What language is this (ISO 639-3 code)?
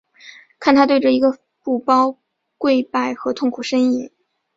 zho